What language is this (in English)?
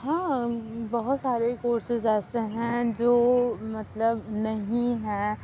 Urdu